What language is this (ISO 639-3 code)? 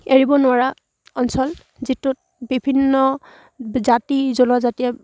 asm